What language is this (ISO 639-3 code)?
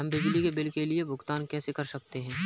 hin